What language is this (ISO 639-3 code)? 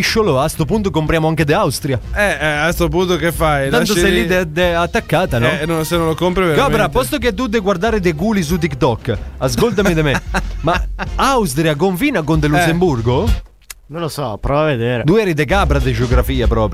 ita